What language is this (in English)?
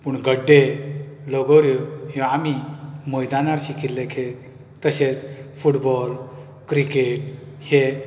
Konkani